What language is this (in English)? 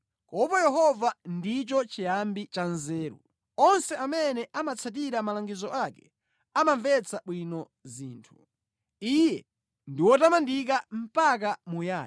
Nyanja